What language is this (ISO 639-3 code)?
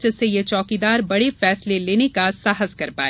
hin